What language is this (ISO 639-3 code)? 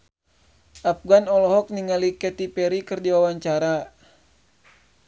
sun